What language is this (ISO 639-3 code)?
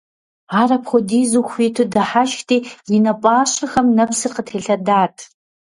kbd